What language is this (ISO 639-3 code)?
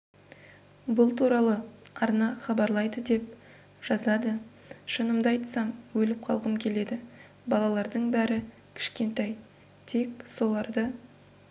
kaz